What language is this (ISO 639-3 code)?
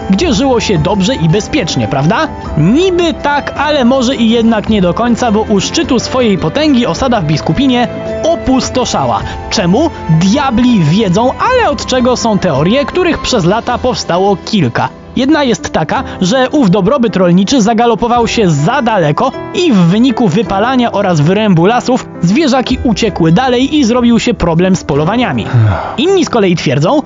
pol